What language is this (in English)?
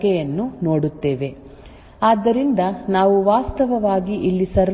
Kannada